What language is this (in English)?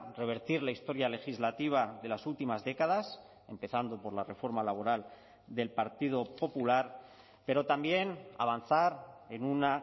Spanish